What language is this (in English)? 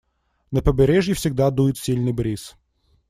Russian